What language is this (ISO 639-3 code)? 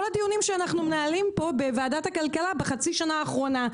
heb